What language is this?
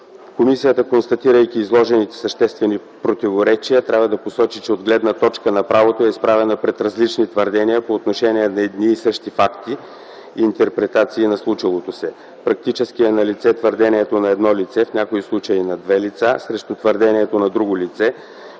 Bulgarian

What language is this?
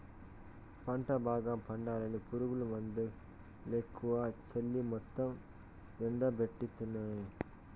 Telugu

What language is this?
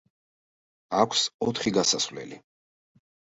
Georgian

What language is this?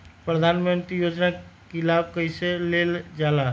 Magahi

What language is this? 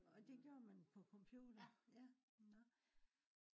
Danish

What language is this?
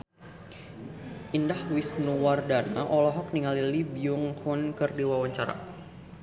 Sundanese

